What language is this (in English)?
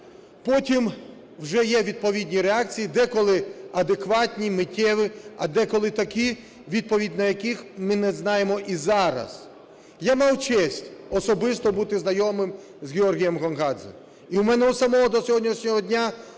Ukrainian